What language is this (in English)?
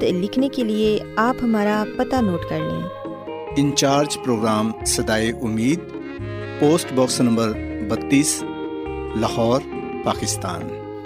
Urdu